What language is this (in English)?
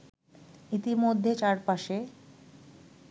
Bangla